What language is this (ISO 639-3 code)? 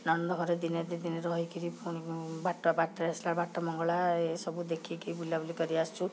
ori